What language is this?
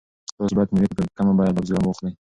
Pashto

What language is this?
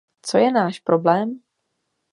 Czech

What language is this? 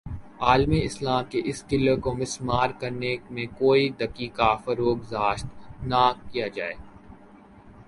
Urdu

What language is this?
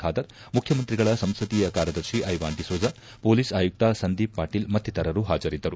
Kannada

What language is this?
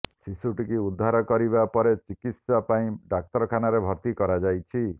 Odia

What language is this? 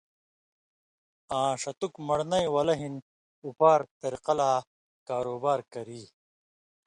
Indus Kohistani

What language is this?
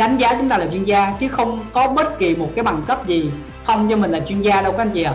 Vietnamese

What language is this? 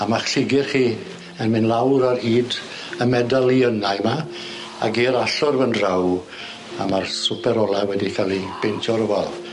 Welsh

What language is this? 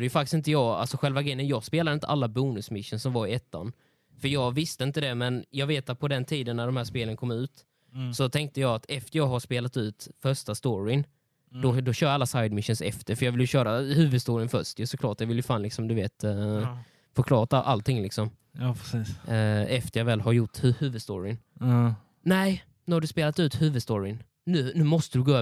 Swedish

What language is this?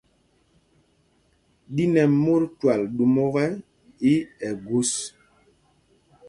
Mpumpong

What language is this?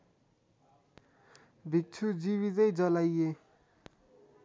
Nepali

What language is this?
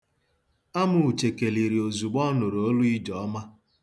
Igbo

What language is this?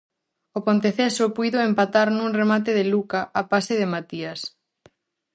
Galician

